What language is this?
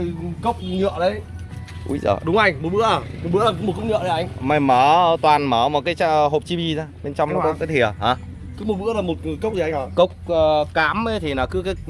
Vietnamese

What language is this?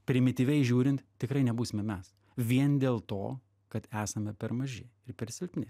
Lithuanian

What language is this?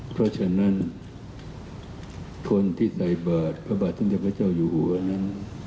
Thai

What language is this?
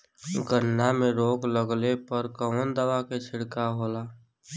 Bhojpuri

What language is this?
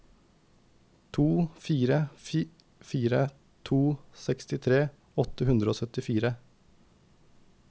Norwegian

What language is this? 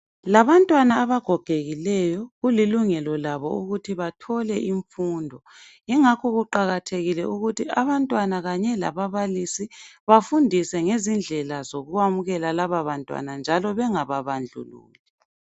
North Ndebele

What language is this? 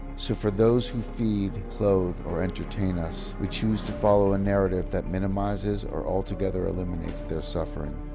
English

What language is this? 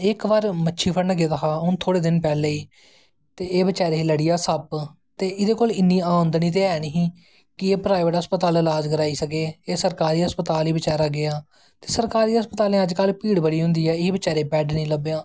Dogri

